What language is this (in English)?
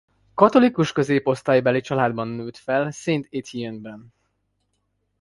Hungarian